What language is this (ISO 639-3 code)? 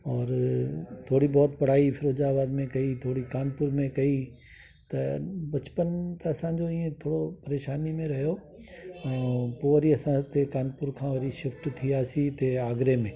snd